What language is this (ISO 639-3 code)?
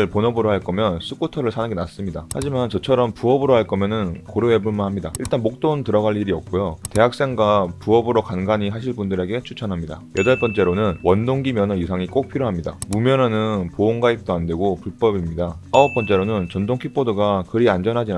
kor